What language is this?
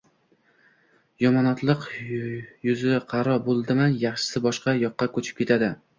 Uzbek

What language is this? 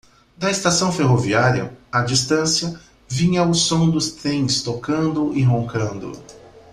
Portuguese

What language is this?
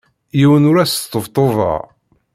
Kabyle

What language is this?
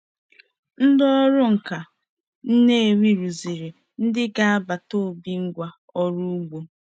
Igbo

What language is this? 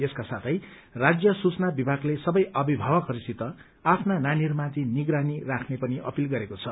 Nepali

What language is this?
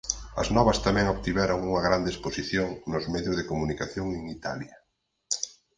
Galician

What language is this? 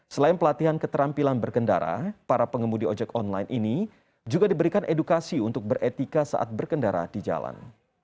Indonesian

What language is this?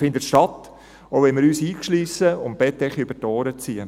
Swiss German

